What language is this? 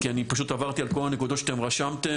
Hebrew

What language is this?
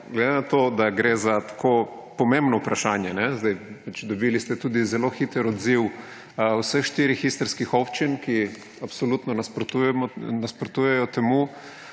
Slovenian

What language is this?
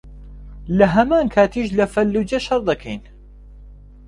Central Kurdish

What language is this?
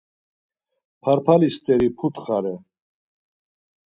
Laz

